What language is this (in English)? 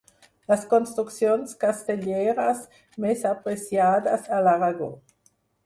Catalan